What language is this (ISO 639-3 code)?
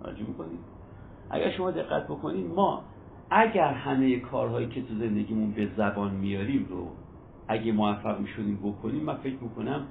fas